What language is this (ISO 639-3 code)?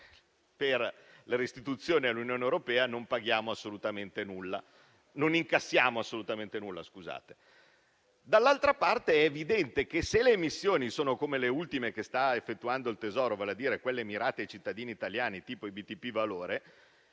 ita